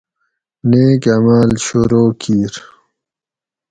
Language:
Gawri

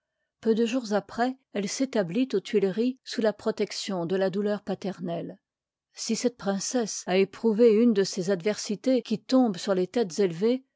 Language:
French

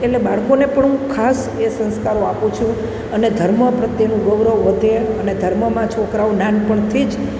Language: Gujarati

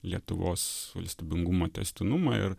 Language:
Lithuanian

